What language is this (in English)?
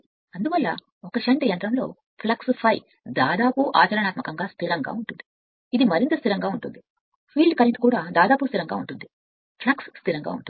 Telugu